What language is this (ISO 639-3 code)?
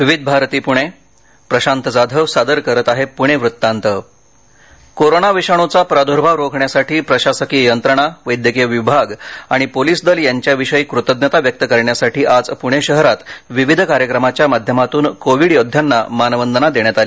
mar